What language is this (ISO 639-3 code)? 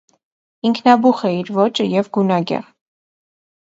hye